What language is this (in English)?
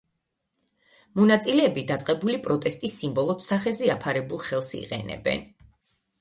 Georgian